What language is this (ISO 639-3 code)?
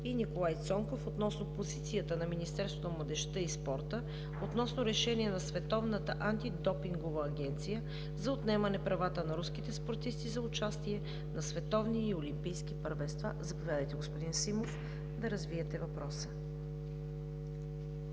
bul